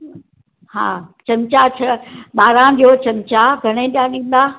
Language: Sindhi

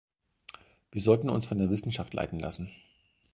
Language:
German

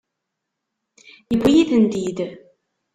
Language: Kabyle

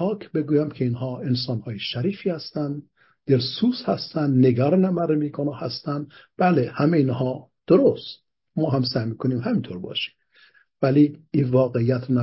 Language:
Persian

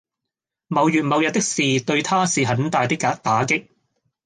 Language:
Cantonese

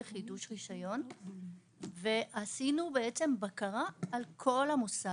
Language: Hebrew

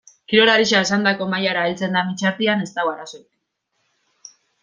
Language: Basque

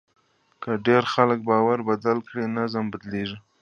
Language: Pashto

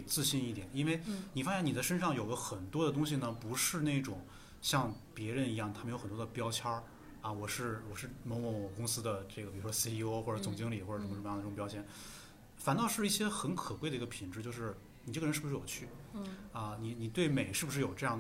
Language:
Chinese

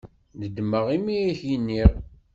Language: Kabyle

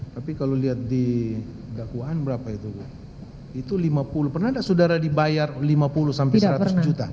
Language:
Indonesian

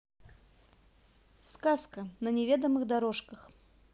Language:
Russian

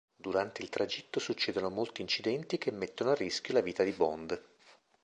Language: Italian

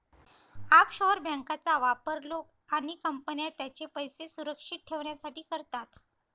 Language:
Marathi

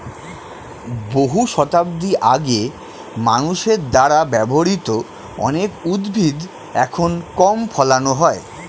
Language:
Bangla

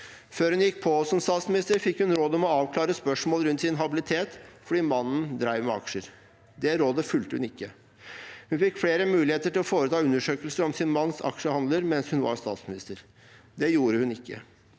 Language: Norwegian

